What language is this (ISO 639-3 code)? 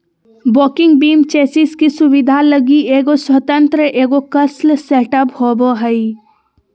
mag